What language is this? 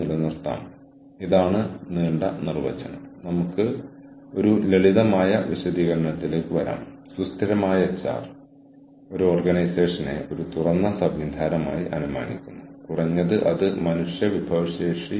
Malayalam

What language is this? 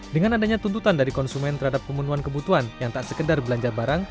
Indonesian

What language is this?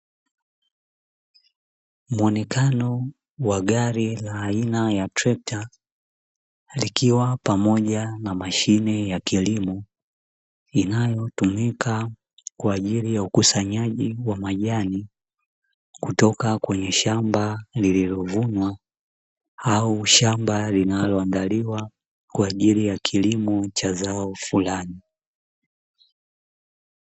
Swahili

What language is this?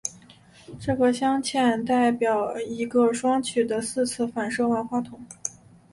Chinese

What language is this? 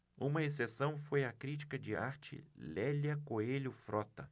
Portuguese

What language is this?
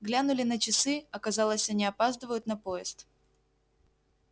Russian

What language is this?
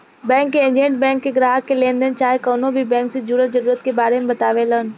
Bhojpuri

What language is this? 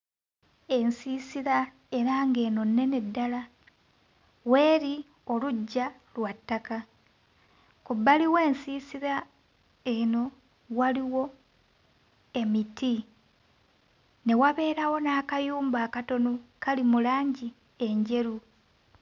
Ganda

